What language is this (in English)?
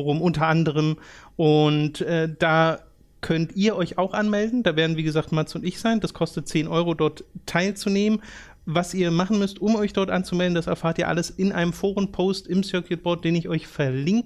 German